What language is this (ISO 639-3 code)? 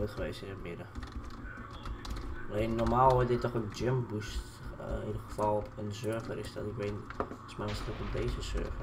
nld